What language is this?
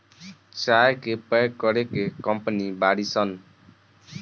Bhojpuri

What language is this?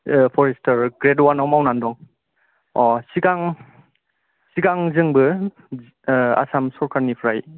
Bodo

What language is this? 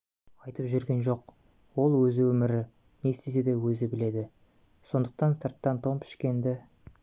Kazakh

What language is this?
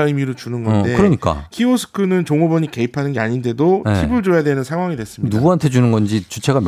Korean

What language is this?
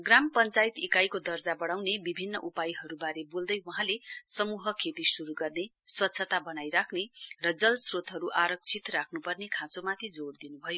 Nepali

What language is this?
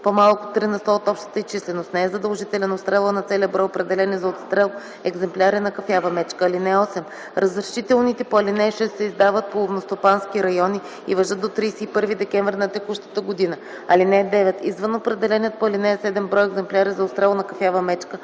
Bulgarian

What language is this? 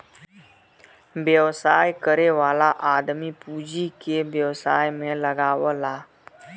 Bhojpuri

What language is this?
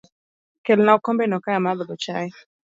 Luo (Kenya and Tanzania)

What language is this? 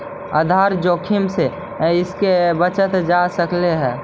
Magahi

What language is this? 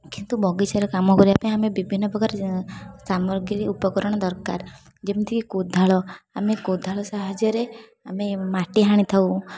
Odia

